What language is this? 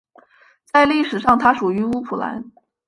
Chinese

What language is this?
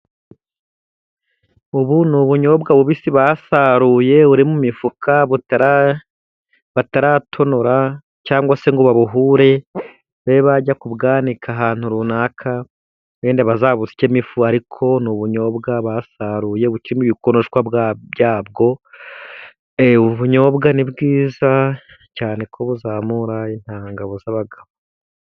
Kinyarwanda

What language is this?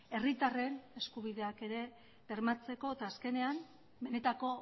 Basque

